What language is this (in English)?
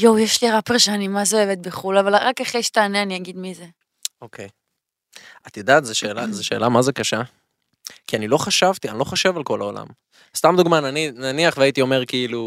Hebrew